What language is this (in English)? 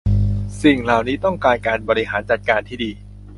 Thai